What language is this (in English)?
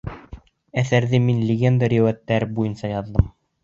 Bashkir